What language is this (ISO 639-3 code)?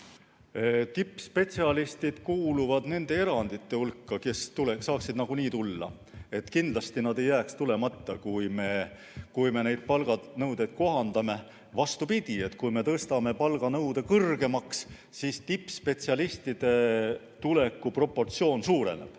est